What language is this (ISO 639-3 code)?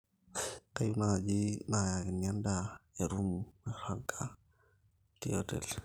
mas